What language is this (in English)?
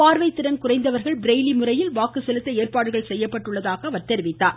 Tamil